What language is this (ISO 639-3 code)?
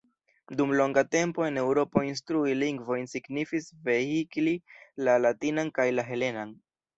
epo